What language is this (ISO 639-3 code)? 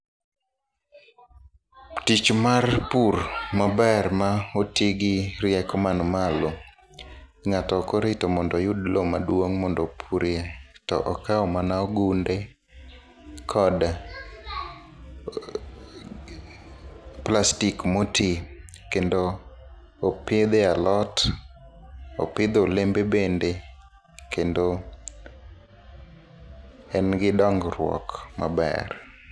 luo